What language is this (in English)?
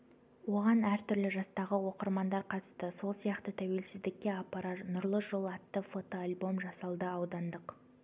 Kazakh